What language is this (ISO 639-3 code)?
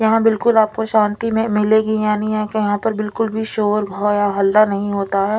hin